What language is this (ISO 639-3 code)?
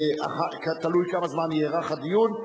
heb